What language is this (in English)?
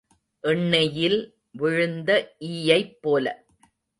Tamil